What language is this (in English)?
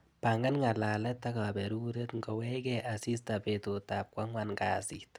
Kalenjin